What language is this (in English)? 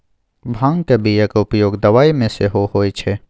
Maithili